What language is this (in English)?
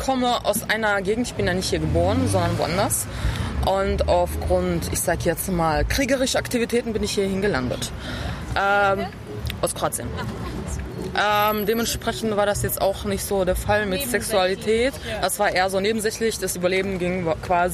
German